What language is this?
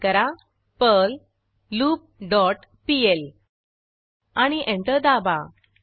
Marathi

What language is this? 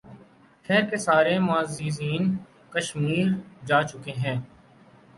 Urdu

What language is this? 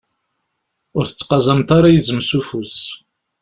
Kabyle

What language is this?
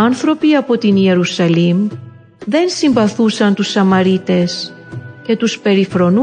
Greek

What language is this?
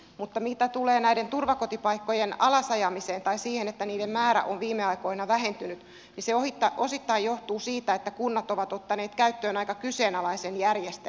Finnish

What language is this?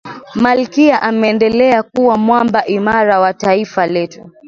Swahili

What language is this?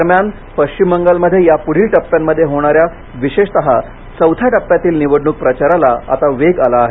Marathi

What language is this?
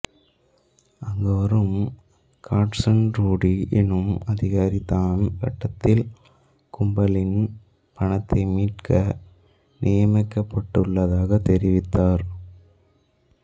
Tamil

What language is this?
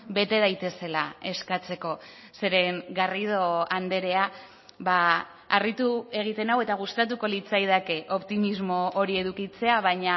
Basque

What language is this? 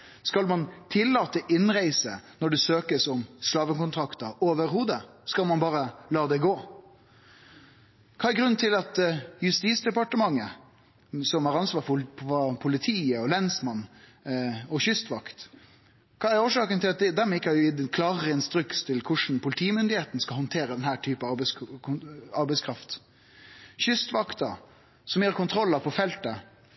Norwegian Nynorsk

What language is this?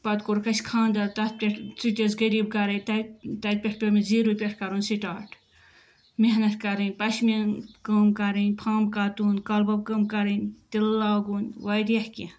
Kashmiri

